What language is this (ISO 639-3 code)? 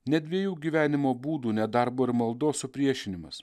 lit